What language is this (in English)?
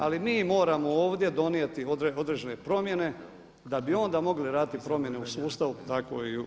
Croatian